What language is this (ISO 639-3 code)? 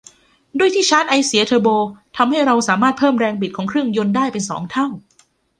tha